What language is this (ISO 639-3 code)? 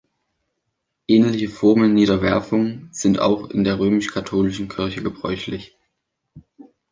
deu